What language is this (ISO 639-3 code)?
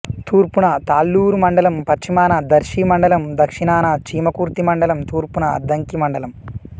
tel